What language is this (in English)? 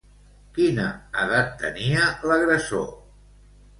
Catalan